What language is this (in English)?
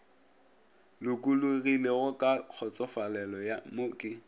Northern Sotho